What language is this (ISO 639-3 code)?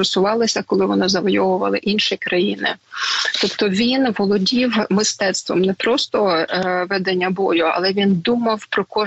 ukr